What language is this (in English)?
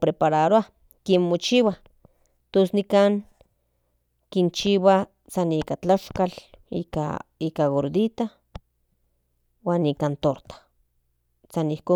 Central Nahuatl